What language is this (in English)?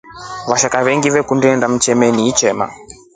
Rombo